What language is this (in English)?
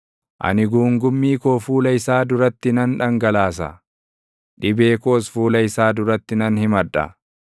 Oromo